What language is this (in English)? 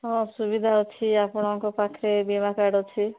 Odia